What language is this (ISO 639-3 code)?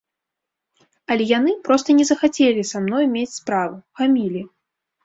bel